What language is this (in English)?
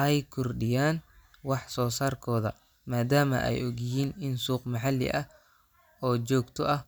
Somali